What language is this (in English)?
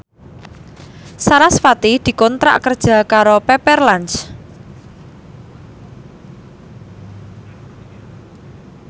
Javanese